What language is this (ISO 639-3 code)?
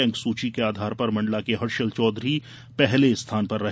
hin